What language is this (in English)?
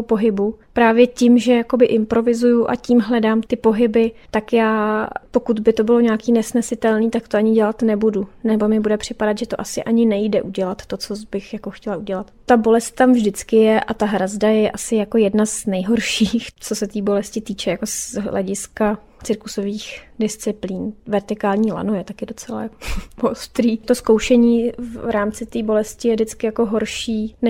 Czech